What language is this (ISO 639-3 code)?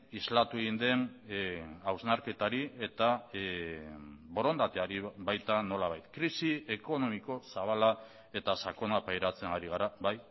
eus